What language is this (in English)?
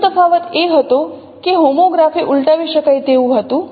Gujarati